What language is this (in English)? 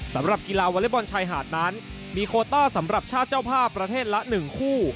Thai